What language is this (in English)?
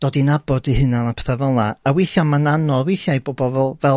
Welsh